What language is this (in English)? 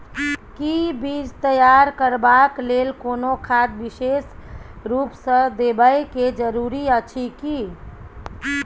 Maithili